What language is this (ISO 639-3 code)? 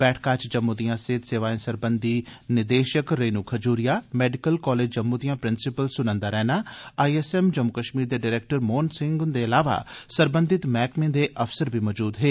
doi